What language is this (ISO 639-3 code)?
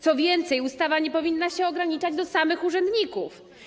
pol